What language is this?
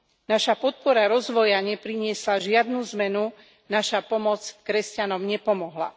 Slovak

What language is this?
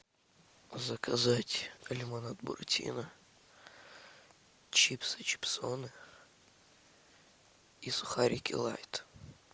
Russian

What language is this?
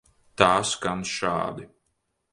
Latvian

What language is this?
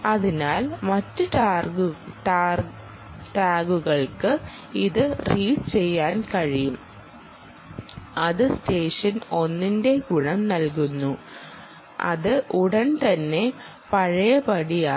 Malayalam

